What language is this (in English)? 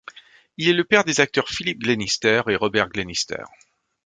French